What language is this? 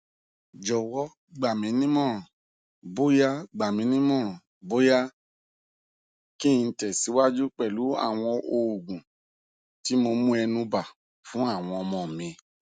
Yoruba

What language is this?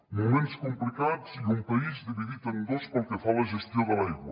Catalan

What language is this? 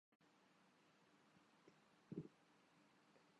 Urdu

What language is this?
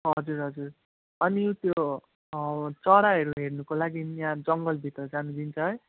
Nepali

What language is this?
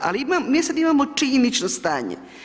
Croatian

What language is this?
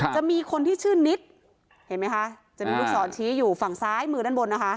Thai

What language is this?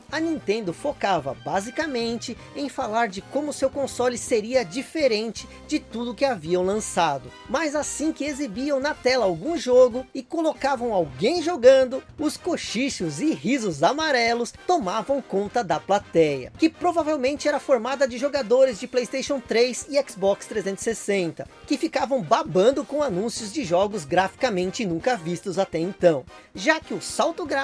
Portuguese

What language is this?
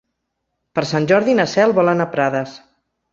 Catalan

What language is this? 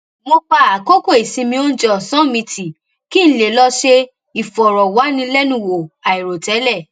Yoruba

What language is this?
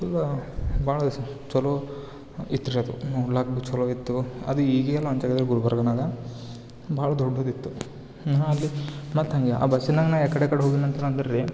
Kannada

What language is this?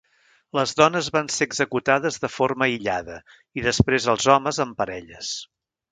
Catalan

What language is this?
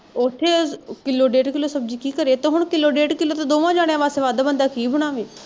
Punjabi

